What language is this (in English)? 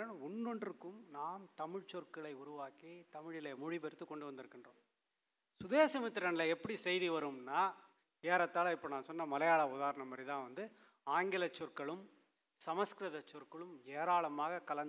Tamil